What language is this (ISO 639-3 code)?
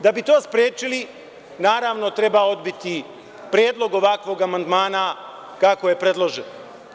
srp